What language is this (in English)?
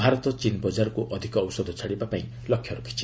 Odia